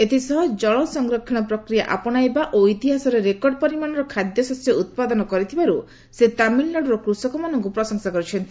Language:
Odia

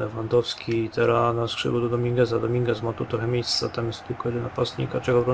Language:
Polish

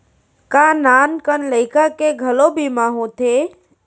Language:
Chhattisgarhi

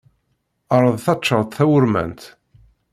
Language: Kabyle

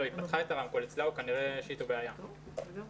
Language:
Hebrew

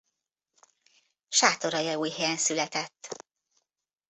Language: Hungarian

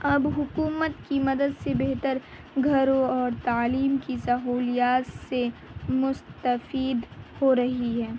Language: Urdu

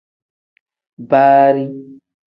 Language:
Tem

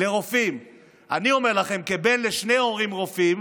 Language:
Hebrew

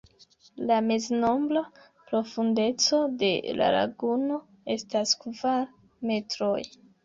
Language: Esperanto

